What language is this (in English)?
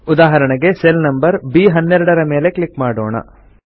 Kannada